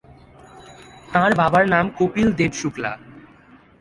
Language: Bangla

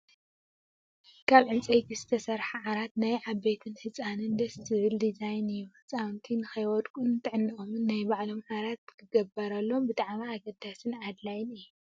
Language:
Tigrinya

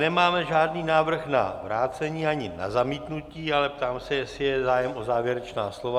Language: Czech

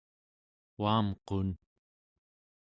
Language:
Central Yupik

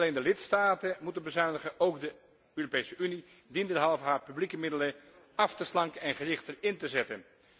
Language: Dutch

